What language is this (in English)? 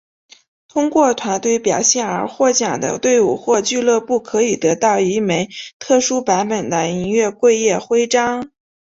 Chinese